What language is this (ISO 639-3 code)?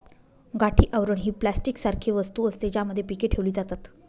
mar